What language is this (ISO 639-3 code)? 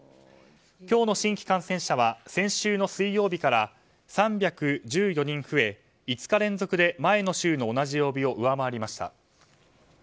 jpn